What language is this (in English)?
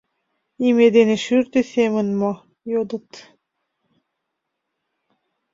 Mari